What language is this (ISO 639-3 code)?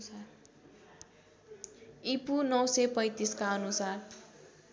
nep